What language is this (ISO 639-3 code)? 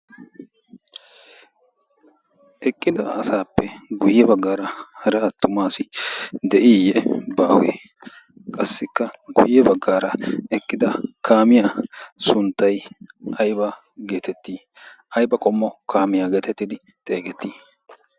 wal